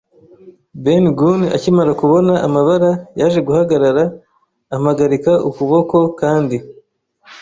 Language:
Kinyarwanda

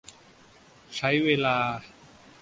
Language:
Thai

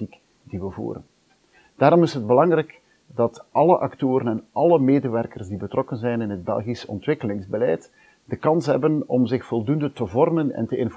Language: Dutch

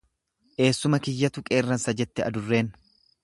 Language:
Oromo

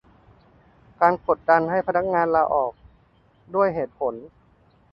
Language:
Thai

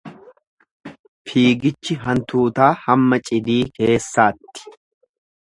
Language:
Oromo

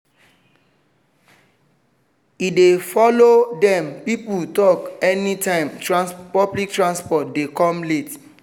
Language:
Nigerian Pidgin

